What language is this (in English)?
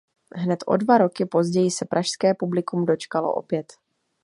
Czech